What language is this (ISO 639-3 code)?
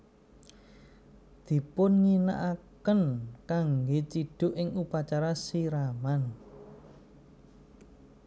jav